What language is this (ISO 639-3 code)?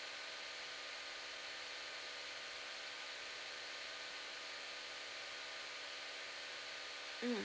eng